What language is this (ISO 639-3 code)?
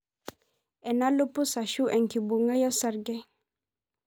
mas